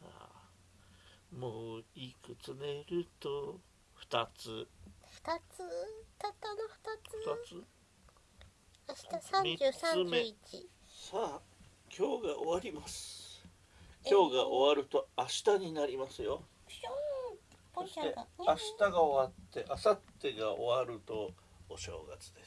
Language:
Japanese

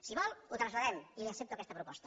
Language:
Catalan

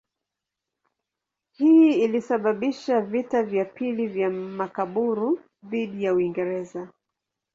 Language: Swahili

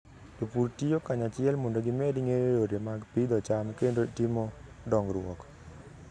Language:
Luo (Kenya and Tanzania)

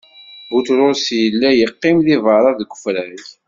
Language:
Kabyle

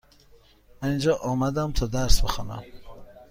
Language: Persian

